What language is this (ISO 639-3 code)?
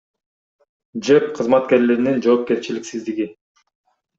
kir